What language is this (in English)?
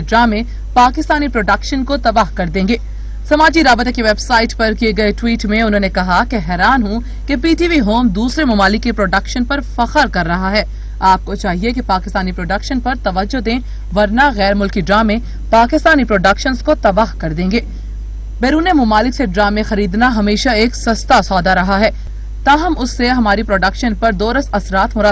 Hindi